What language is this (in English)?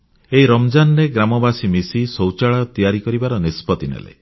Odia